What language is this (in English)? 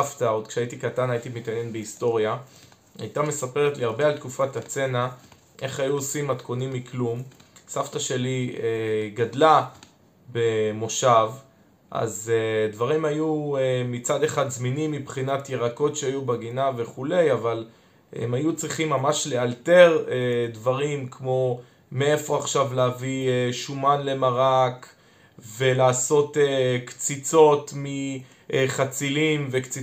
Hebrew